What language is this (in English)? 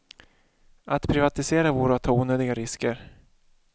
Swedish